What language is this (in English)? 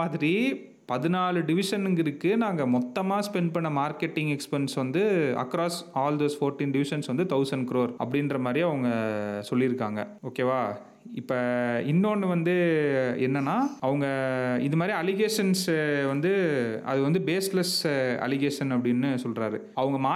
Tamil